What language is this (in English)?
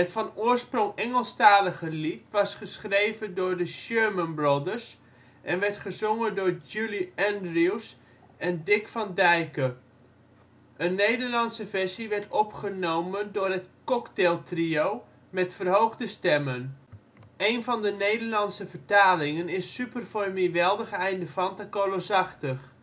Dutch